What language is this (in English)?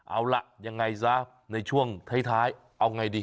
Thai